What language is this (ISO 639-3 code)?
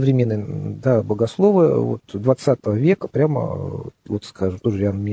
rus